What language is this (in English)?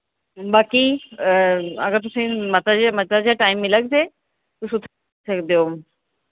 Dogri